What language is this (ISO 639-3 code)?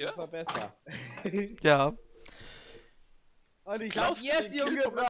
deu